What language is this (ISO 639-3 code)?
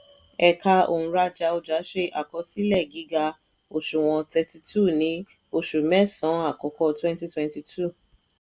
yor